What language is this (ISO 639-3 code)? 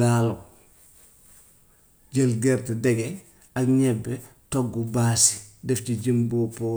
wof